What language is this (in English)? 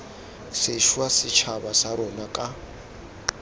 Tswana